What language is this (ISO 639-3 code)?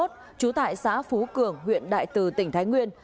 vie